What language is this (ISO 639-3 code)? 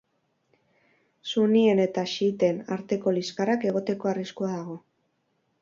eus